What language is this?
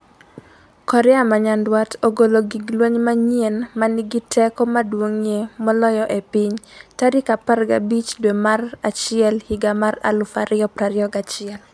Luo (Kenya and Tanzania)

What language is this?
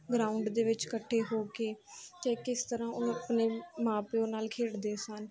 Punjabi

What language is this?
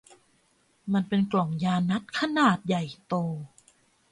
Thai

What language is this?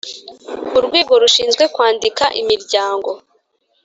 Kinyarwanda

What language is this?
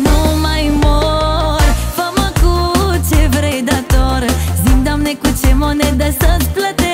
Romanian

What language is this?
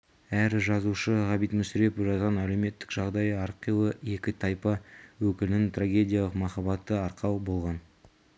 Kazakh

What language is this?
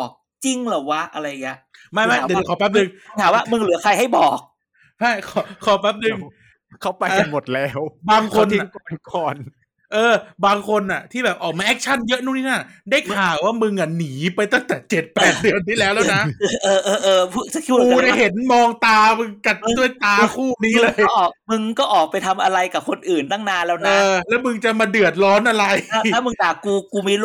Thai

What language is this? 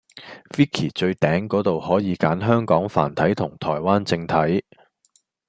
Cantonese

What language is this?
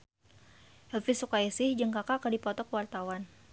Sundanese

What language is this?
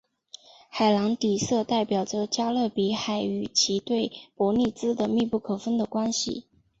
Chinese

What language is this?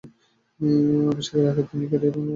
Bangla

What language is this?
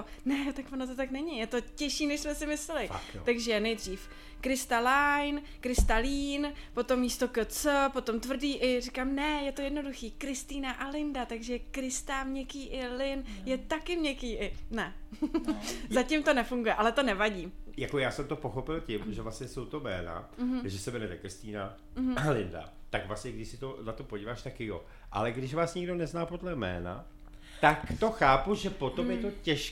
Czech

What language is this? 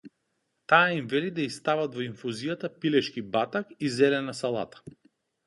Macedonian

